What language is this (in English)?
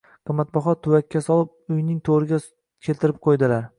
Uzbek